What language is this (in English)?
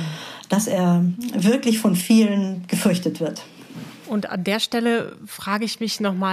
German